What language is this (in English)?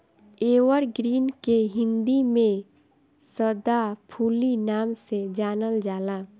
Bhojpuri